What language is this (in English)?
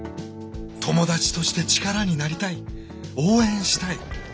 Japanese